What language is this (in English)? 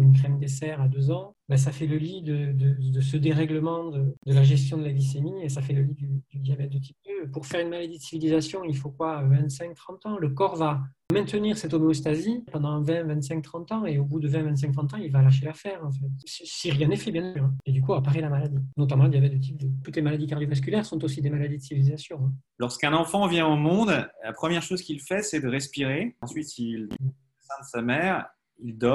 French